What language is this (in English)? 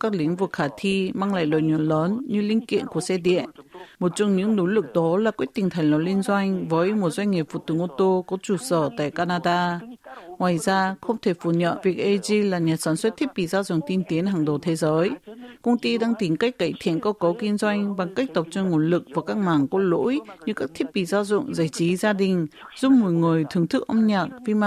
Vietnamese